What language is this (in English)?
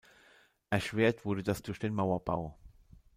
German